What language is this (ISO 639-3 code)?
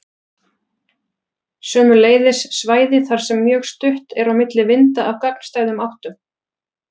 isl